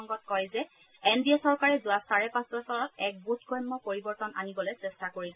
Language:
Assamese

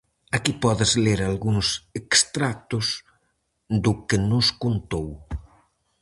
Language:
Galician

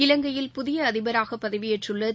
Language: Tamil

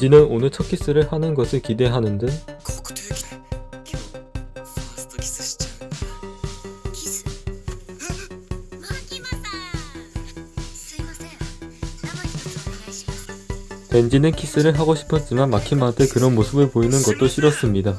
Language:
Korean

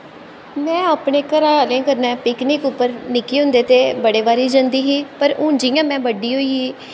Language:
Dogri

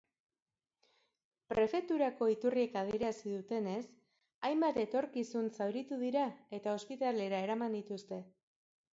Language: Basque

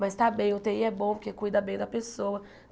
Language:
Portuguese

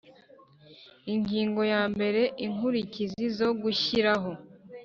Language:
Kinyarwanda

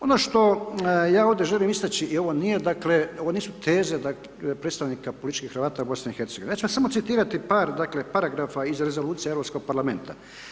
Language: Croatian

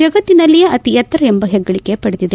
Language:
Kannada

